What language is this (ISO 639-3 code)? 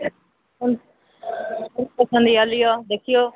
mai